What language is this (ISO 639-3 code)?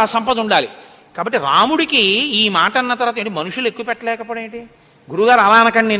tel